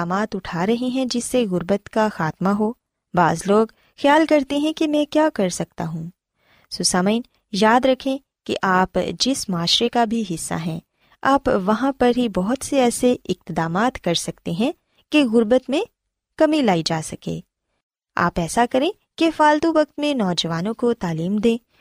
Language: Urdu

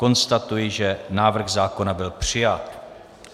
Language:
Czech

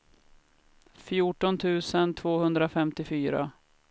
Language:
Swedish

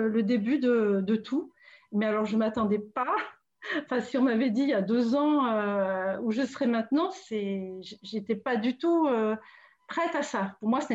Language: French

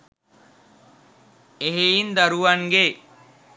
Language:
Sinhala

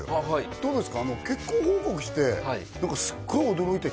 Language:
Japanese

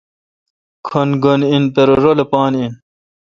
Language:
Kalkoti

